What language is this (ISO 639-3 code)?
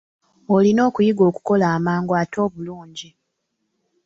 lug